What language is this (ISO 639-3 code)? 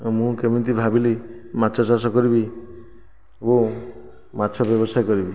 ori